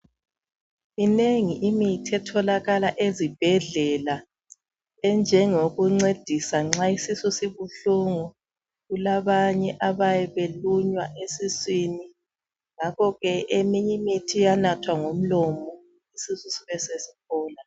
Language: North Ndebele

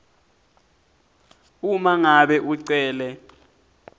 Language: Swati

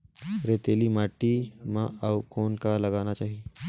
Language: Chhattisgarhi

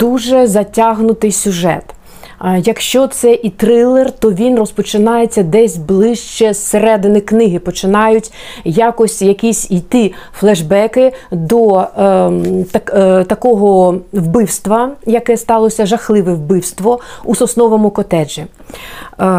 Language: Ukrainian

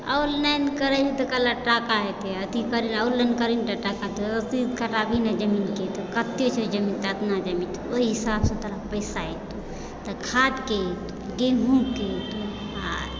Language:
Maithili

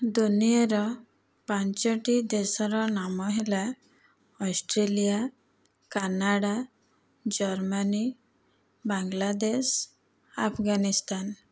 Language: Odia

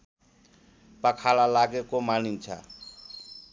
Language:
Nepali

